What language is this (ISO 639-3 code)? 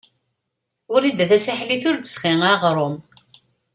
kab